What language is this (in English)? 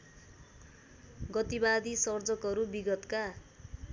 Nepali